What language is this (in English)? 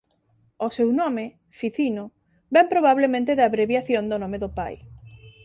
Galician